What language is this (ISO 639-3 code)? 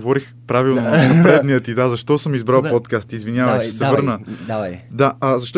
bul